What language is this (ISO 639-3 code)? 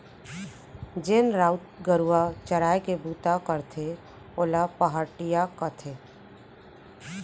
hne